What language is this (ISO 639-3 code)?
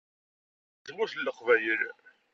kab